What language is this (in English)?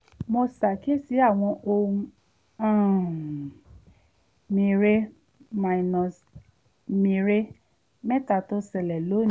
Yoruba